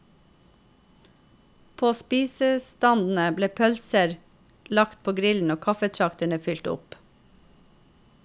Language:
Norwegian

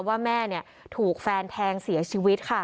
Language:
Thai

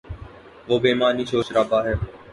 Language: Urdu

